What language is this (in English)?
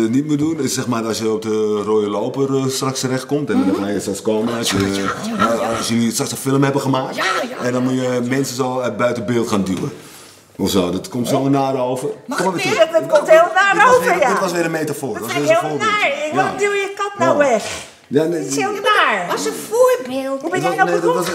Dutch